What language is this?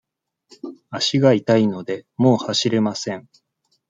Japanese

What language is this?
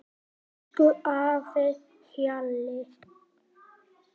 Icelandic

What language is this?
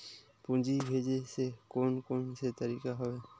Chhattisgarhi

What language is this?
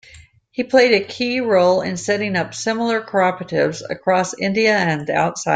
English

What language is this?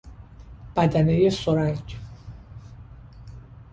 Persian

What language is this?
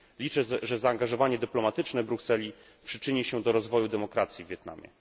Polish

